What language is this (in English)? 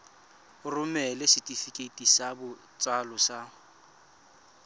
Tswana